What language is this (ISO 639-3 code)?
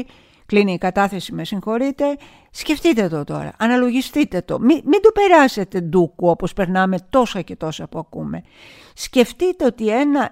ell